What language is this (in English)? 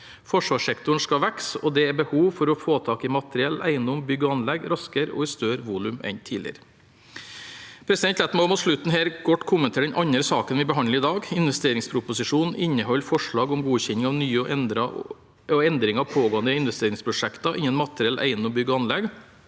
Norwegian